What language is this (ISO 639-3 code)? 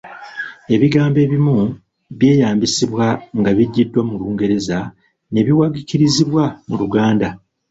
lug